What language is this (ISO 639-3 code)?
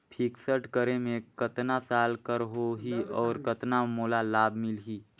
hne